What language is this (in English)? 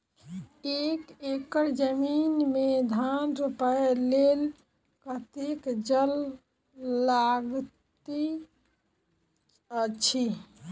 Maithili